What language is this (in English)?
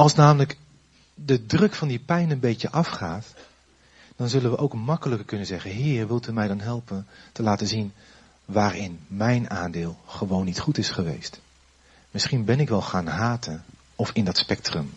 Dutch